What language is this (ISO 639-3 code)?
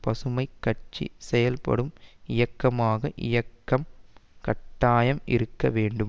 tam